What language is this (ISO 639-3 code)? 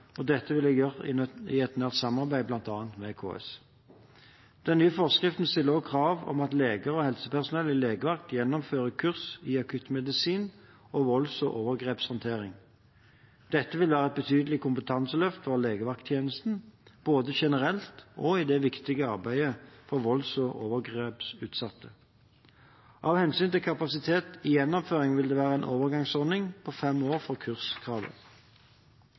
nob